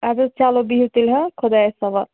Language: Kashmiri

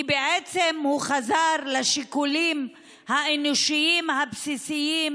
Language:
Hebrew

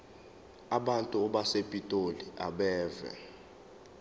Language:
Zulu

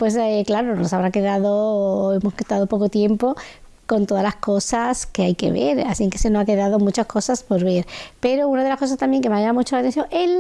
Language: Spanish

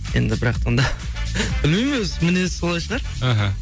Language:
Kazakh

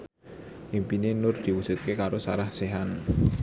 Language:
Javanese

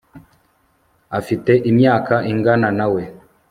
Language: Kinyarwanda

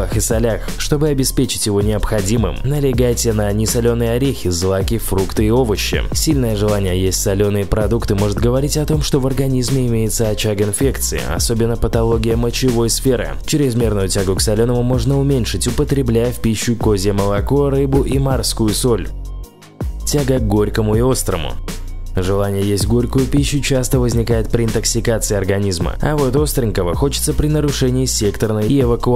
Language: Russian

